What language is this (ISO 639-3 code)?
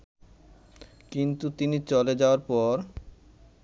ben